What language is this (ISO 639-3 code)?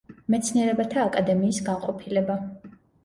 kat